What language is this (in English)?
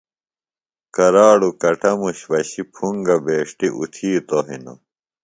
Phalura